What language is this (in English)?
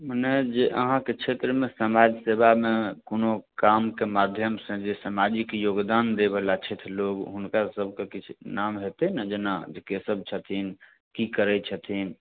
Maithili